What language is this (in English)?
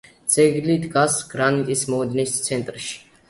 Georgian